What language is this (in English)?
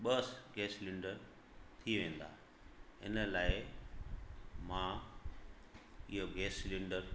Sindhi